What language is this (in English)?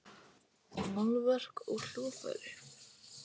Icelandic